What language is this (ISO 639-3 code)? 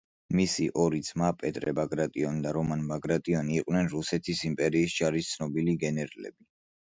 kat